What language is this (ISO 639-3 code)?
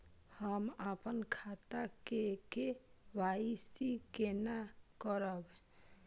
mai